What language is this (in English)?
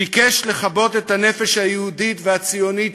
Hebrew